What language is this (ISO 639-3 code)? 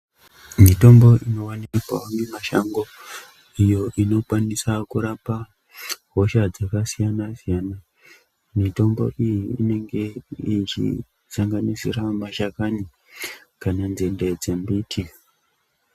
ndc